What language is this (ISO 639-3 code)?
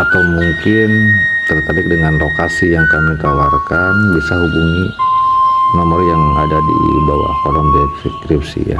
ind